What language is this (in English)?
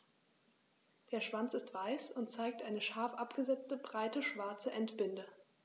German